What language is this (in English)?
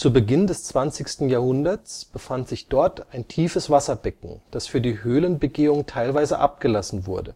German